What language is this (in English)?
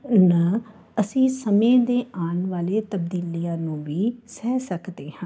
Punjabi